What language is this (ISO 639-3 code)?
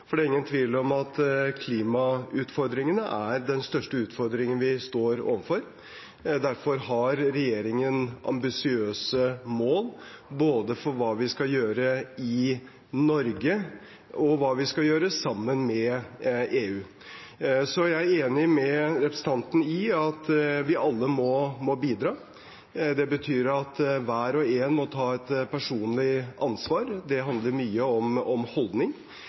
nob